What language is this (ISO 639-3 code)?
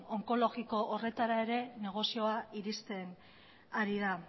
eus